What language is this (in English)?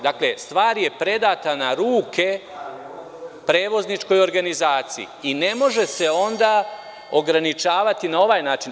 Serbian